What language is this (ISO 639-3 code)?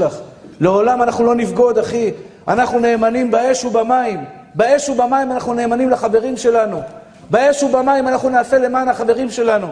heb